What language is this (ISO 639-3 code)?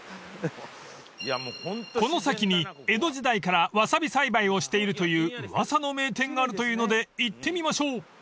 jpn